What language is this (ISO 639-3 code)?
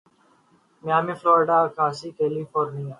urd